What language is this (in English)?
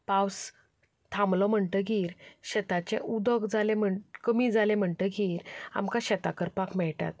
Konkani